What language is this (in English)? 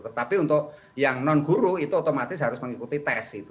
Indonesian